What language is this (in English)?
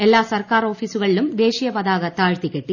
Malayalam